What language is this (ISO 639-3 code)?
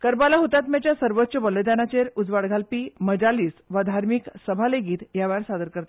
kok